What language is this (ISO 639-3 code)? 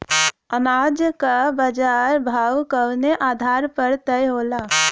bho